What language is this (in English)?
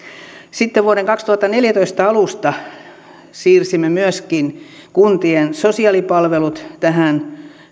Finnish